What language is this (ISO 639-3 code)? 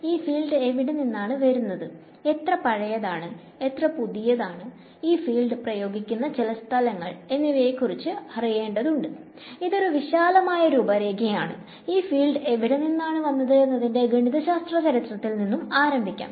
mal